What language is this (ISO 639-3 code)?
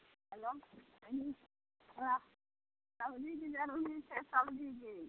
mai